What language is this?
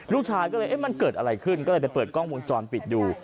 Thai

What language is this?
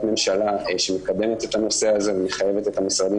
Hebrew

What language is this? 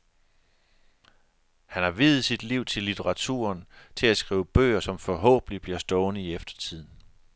Danish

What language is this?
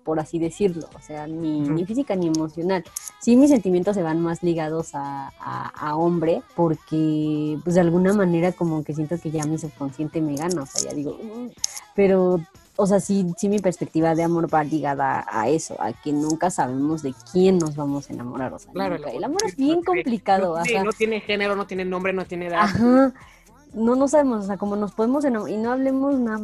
Spanish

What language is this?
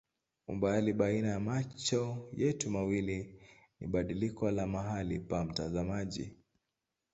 Swahili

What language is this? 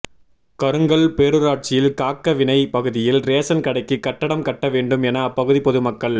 Tamil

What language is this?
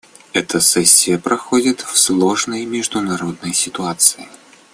Russian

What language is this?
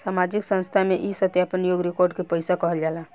Bhojpuri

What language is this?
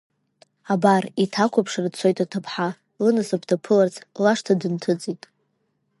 Abkhazian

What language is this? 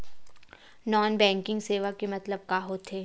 Chhattisgarhi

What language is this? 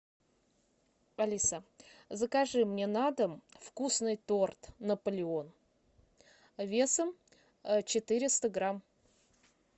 Russian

